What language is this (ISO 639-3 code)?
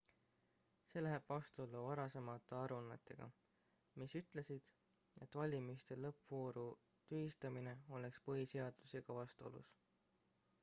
est